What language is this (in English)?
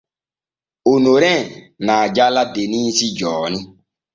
Borgu Fulfulde